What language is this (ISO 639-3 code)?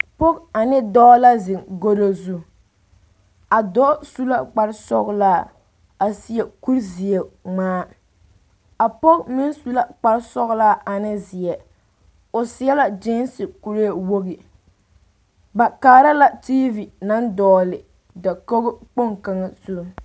dga